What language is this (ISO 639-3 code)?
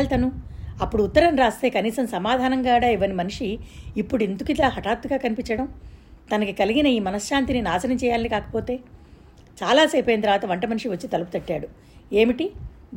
tel